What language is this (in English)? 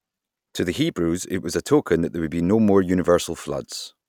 English